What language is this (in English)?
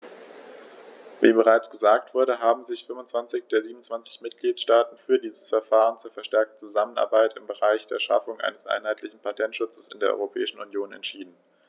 German